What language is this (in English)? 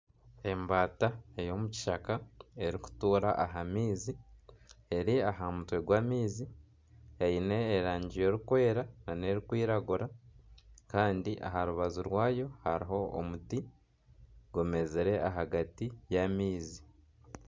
Nyankole